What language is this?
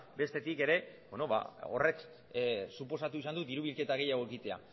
Basque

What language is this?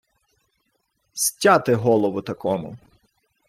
Ukrainian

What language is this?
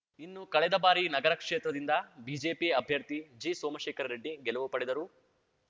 Kannada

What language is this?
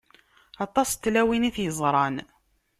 Kabyle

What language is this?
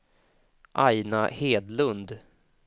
Swedish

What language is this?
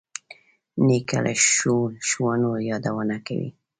Pashto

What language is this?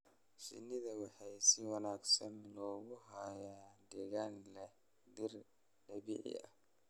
Somali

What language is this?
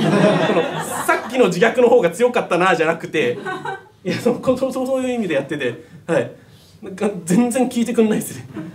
Japanese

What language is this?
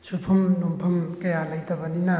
Manipuri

